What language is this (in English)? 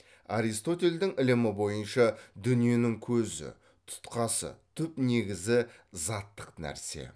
Kazakh